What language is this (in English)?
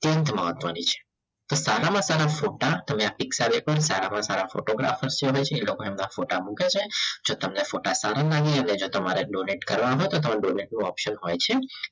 Gujarati